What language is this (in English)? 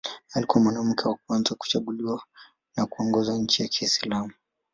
Swahili